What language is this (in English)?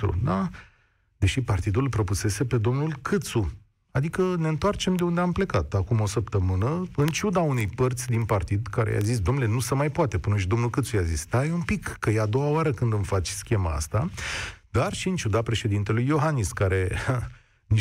Romanian